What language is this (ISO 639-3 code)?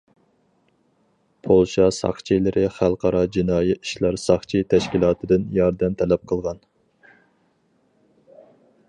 uig